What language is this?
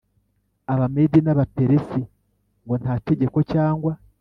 Kinyarwanda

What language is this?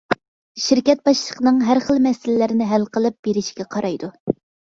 Uyghur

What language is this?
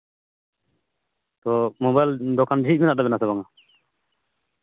Santali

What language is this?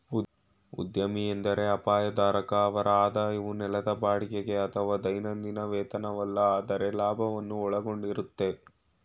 Kannada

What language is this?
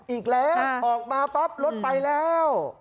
Thai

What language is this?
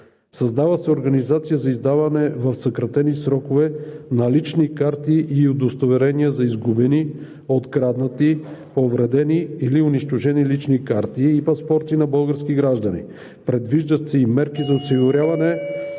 Bulgarian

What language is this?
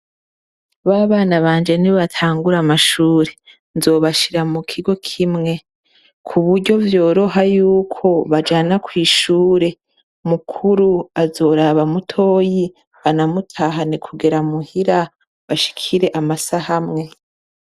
Rundi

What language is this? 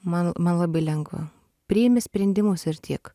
Lithuanian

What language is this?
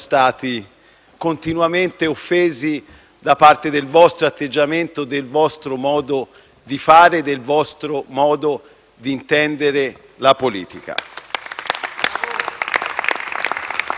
Italian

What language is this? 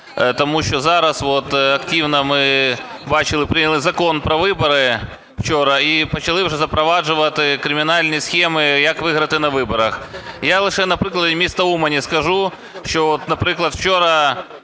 Ukrainian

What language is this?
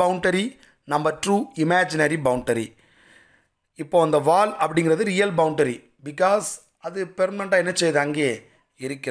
Hindi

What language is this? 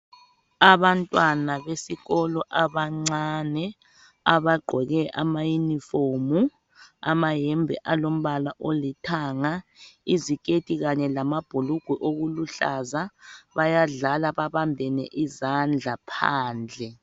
North Ndebele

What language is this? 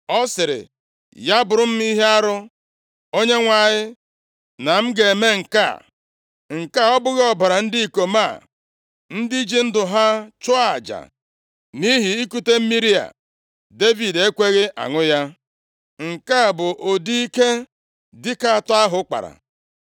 Igbo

